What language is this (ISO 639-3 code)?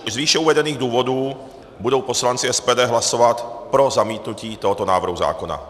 ces